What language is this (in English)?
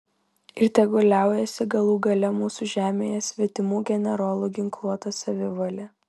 Lithuanian